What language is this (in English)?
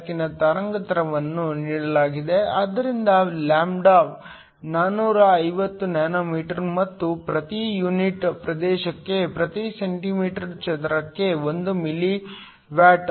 Kannada